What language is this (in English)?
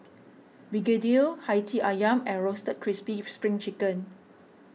English